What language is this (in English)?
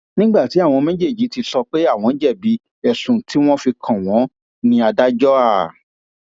Yoruba